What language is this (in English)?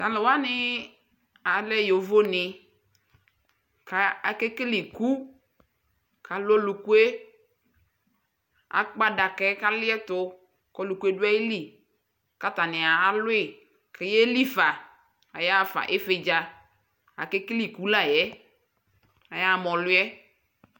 Ikposo